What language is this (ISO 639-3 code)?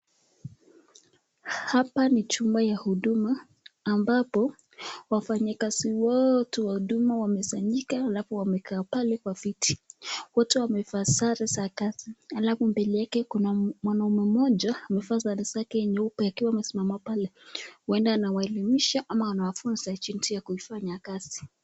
swa